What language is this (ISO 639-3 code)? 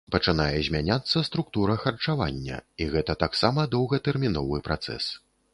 bel